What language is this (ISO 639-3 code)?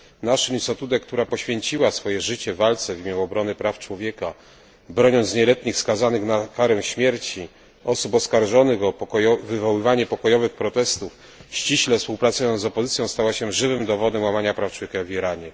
pol